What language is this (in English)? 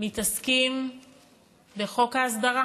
Hebrew